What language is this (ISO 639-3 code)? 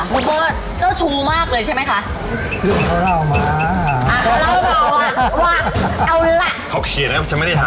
tha